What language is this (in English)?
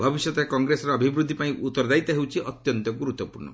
Odia